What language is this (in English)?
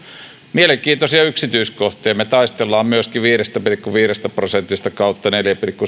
Finnish